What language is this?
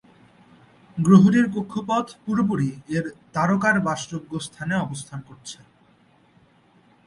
Bangla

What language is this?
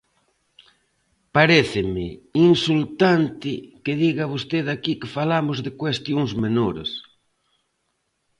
Galician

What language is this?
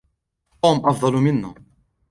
Arabic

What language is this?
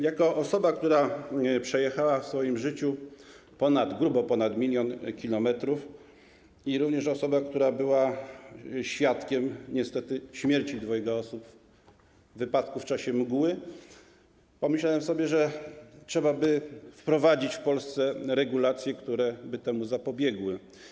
Polish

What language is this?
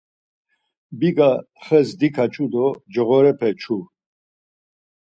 Laz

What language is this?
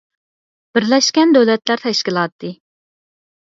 Uyghur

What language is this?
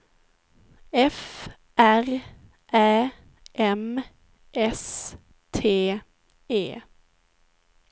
Swedish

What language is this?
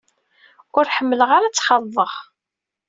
Kabyle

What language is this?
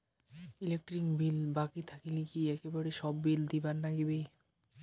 Bangla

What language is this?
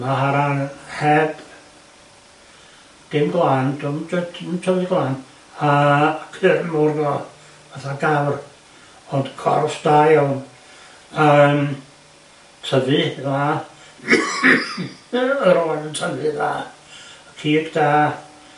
Welsh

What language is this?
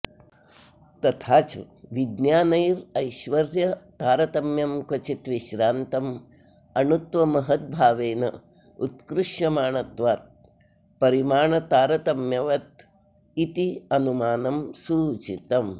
Sanskrit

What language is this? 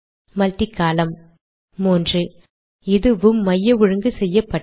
Tamil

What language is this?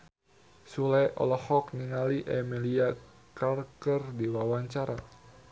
Sundanese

